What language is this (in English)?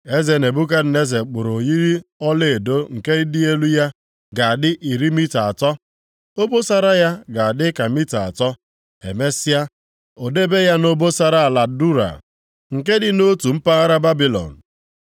Igbo